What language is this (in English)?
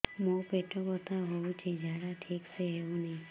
Odia